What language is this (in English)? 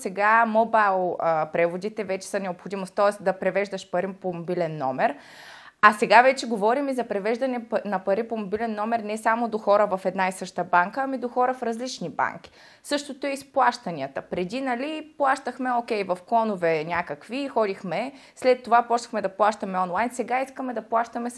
Bulgarian